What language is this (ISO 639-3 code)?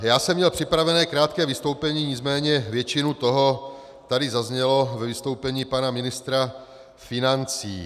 ces